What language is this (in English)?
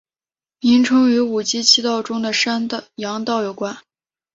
Chinese